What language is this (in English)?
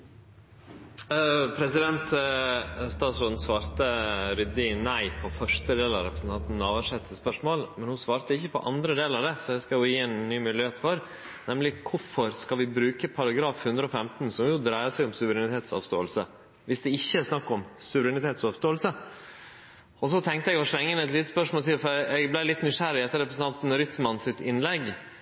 Norwegian Nynorsk